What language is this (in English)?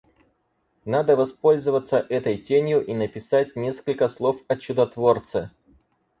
Russian